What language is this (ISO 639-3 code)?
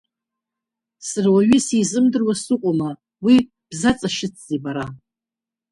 abk